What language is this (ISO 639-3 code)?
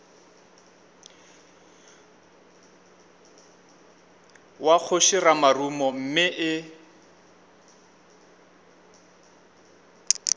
nso